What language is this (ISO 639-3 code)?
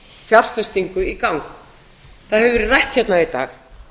isl